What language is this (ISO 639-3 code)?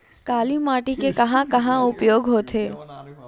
hne